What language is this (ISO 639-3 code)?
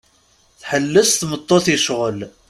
kab